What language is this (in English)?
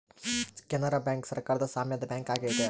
Kannada